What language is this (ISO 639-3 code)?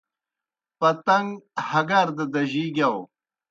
plk